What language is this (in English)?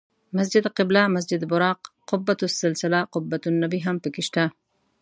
Pashto